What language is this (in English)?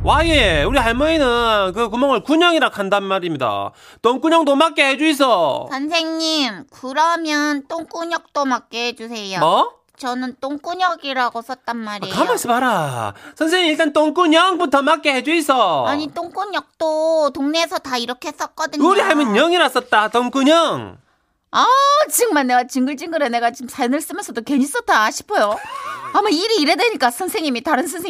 Korean